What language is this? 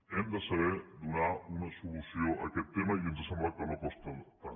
Catalan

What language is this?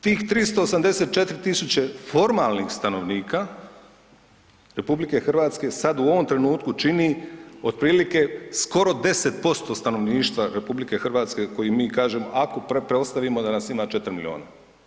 Croatian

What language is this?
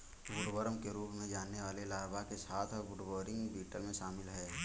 Hindi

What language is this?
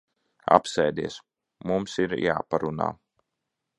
Latvian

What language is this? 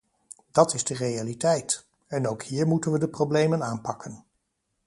Dutch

